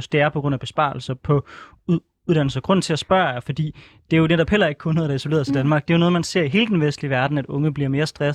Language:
Danish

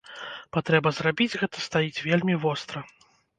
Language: Belarusian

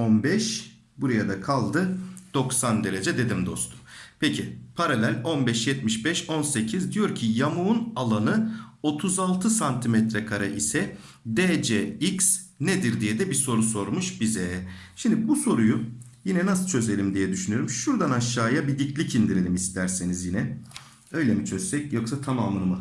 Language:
Turkish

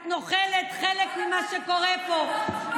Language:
Hebrew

